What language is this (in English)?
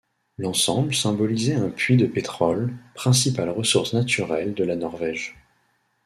French